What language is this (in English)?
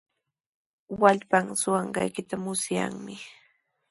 Sihuas Ancash Quechua